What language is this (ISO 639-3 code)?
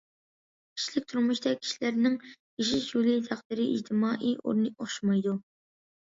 uig